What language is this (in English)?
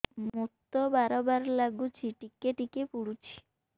Odia